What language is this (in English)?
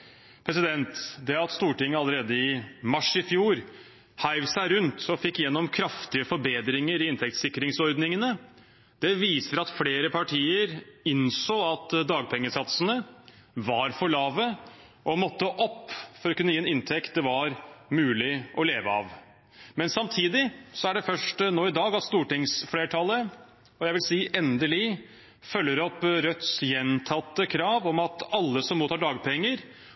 Norwegian Bokmål